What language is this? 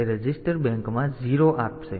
Gujarati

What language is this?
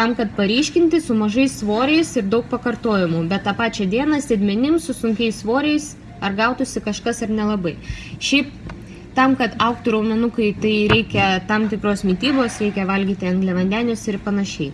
Russian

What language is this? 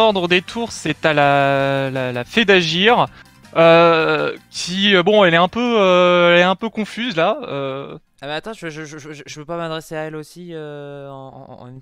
French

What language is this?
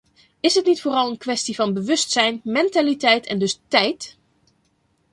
Dutch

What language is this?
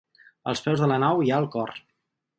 Catalan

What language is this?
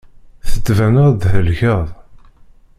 Kabyle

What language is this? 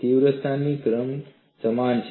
Gujarati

